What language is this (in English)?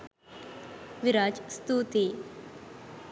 Sinhala